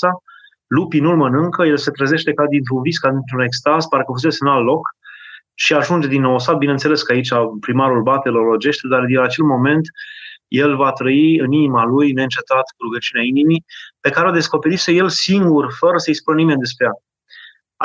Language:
Romanian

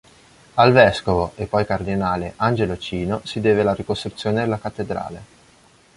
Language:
Italian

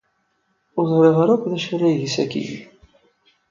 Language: Kabyle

